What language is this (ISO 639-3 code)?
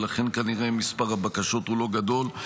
heb